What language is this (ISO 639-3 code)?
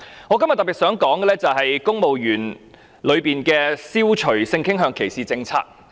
yue